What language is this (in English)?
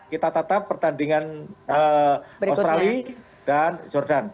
Indonesian